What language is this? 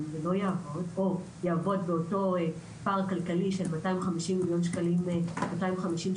Hebrew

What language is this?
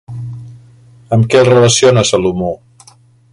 Catalan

